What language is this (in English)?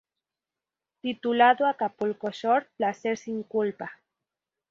Spanish